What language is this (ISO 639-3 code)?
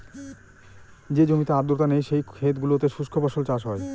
ben